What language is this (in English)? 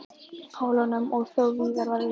Icelandic